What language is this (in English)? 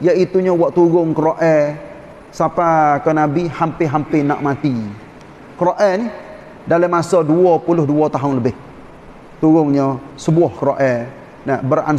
Malay